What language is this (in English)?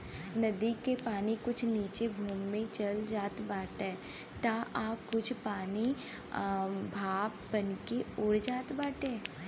Bhojpuri